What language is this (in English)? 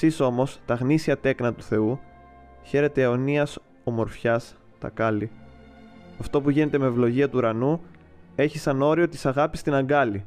Greek